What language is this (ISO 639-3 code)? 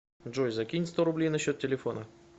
rus